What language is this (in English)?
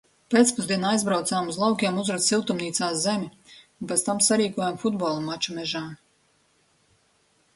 Latvian